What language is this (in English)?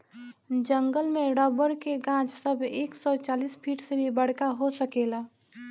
Bhojpuri